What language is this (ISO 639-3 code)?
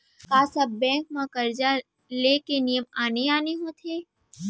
hne